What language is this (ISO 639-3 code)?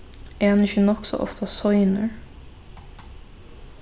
fao